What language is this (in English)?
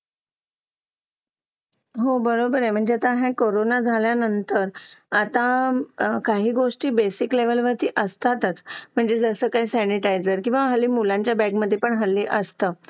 Marathi